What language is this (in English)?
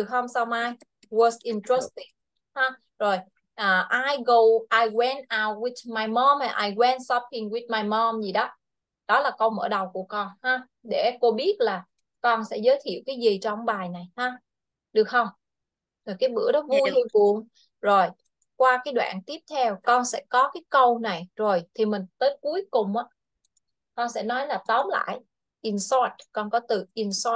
Vietnamese